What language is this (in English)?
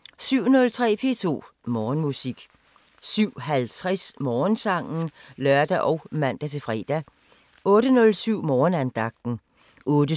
Danish